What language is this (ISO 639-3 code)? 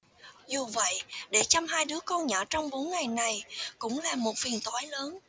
vie